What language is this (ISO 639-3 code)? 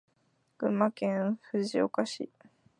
jpn